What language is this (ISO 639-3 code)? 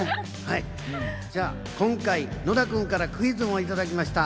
jpn